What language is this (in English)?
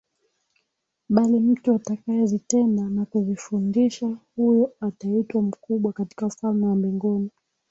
Swahili